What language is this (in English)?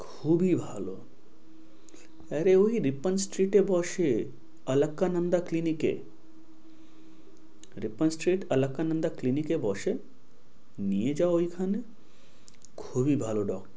Bangla